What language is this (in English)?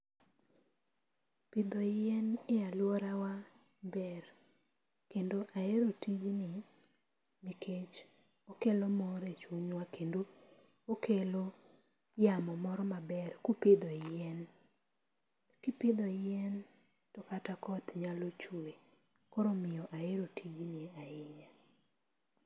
Luo (Kenya and Tanzania)